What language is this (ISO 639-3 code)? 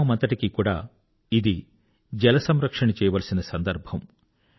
tel